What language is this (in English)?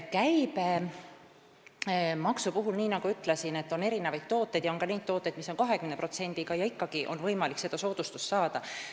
Estonian